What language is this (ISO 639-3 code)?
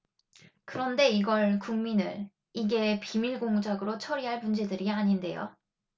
kor